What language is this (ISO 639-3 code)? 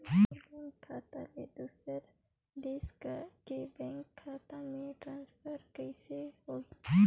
hne